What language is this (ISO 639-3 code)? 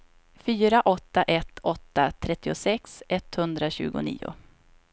swe